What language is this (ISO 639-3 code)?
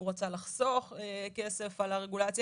heb